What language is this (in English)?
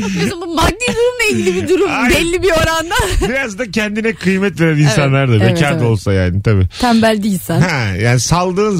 Turkish